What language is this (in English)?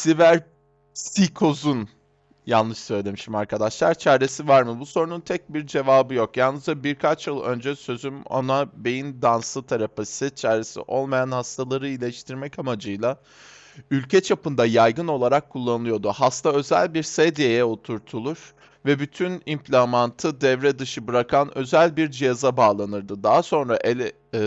Turkish